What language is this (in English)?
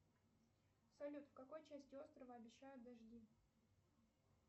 Russian